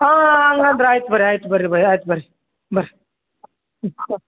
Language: Kannada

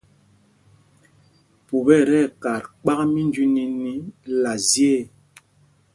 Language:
Mpumpong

